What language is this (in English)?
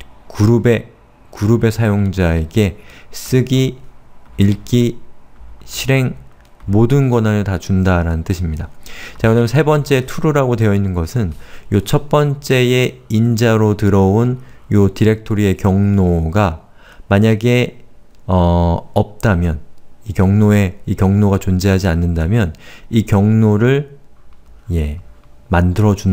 Korean